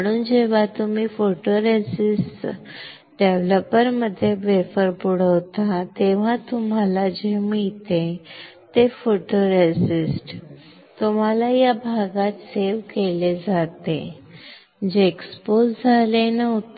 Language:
Marathi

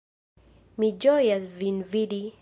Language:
Esperanto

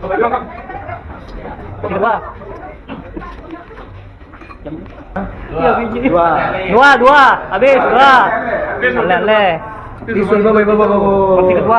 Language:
Indonesian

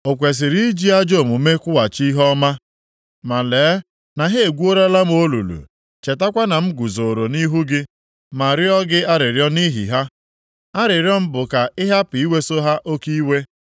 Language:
Igbo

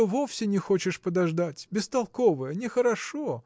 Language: Russian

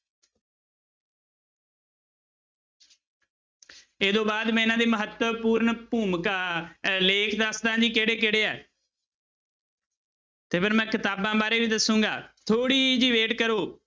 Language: Punjabi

